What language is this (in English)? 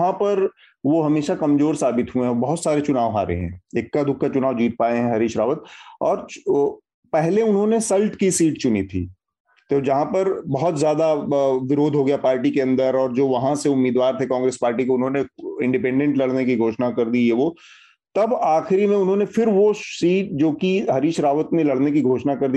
Hindi